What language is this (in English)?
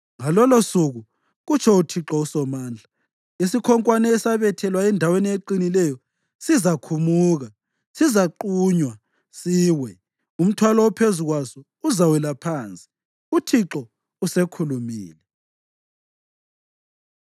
North Ndebele